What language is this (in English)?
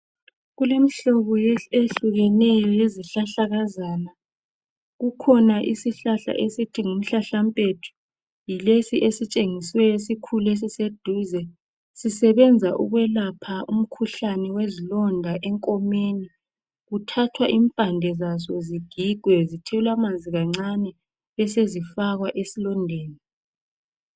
North Ndebele